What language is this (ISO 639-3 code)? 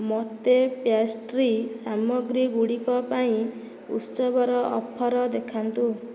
ori